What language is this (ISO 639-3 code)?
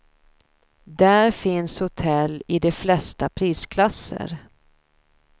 swe